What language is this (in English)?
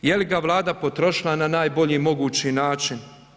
Croatian